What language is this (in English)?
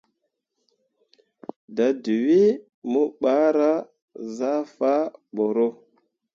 Mundang